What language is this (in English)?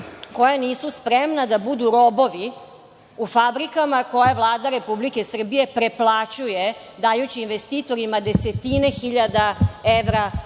Serbian